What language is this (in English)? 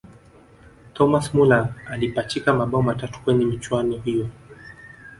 Swahili